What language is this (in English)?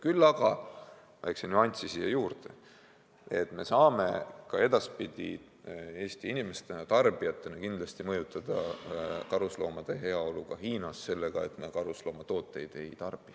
Estonian